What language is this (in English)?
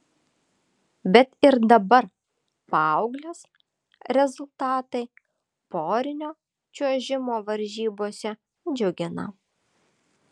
Lithuanian